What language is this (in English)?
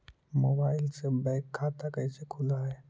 Magahi